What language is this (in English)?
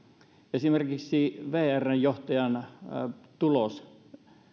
Finnish